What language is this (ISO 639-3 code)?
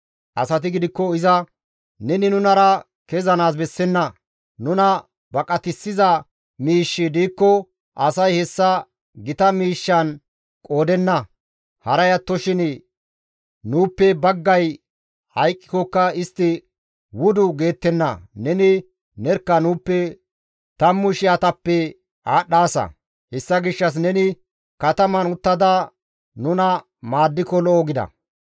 gmv